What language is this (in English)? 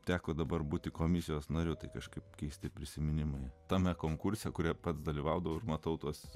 Lithuanian